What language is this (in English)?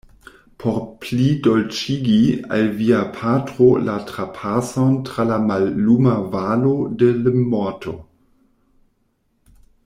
Esperanto